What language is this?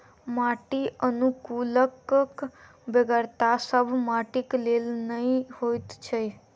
Maithili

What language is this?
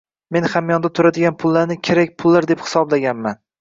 Uzbek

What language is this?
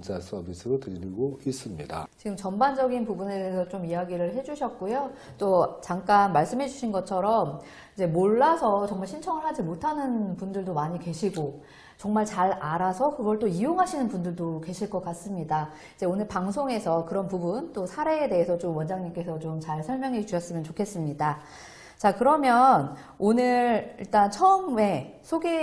Korean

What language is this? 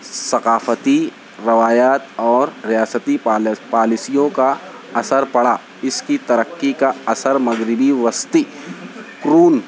Urdu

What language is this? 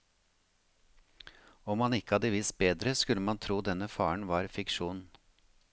Norwegian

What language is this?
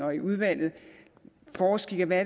Danish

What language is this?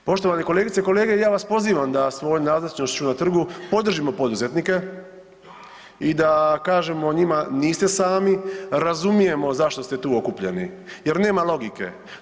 Croatian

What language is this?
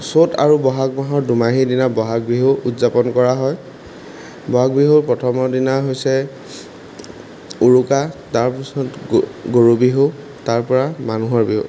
Assamese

